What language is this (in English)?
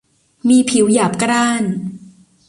Thai